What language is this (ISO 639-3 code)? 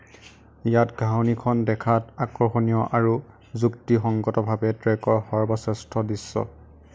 asm